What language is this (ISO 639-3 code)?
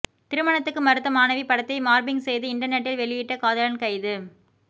tam